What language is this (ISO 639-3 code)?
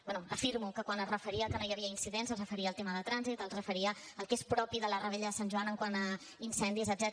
cat